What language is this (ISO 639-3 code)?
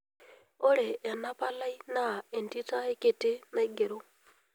mas